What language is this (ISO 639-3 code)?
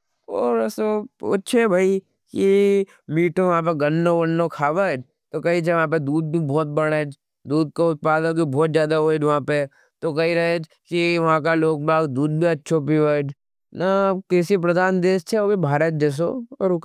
noe